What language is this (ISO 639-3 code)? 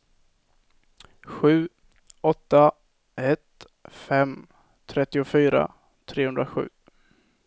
swe